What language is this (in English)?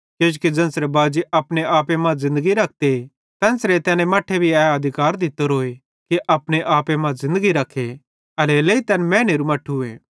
Bhadrawahi